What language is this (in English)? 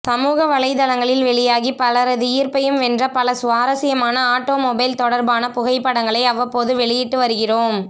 Tamil